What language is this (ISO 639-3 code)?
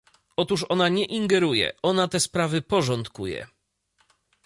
pol